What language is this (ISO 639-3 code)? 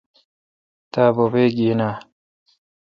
xka